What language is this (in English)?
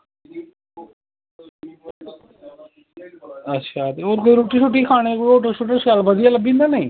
Dogri